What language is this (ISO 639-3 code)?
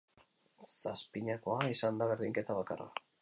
eus